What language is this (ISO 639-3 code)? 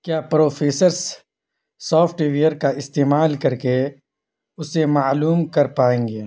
urd